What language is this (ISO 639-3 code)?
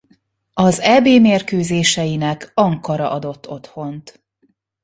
hun